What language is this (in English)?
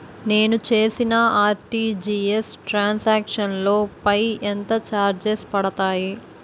Telugu